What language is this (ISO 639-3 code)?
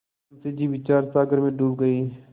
hin